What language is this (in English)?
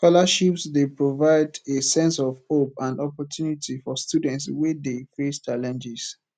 Nigerian Pidgin